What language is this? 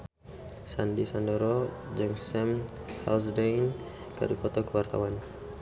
Sundanese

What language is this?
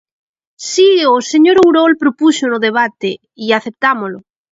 Galician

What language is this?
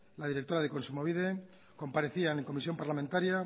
Spanish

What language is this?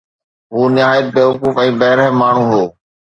Sindhi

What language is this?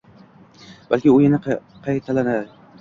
Uzbek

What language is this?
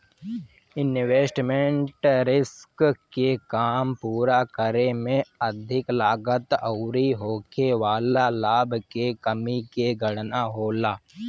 Bhojpuri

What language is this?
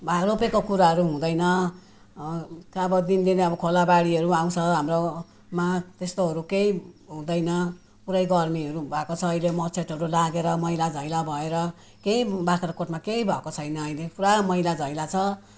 Nepali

